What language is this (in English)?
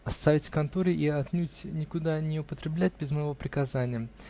Russian